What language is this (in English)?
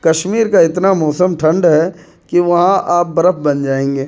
Urdu